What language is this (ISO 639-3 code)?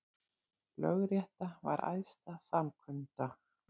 isl